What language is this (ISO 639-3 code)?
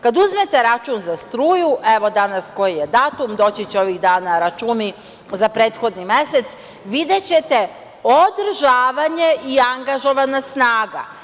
srp